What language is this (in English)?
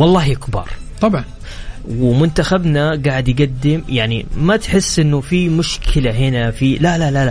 Arabic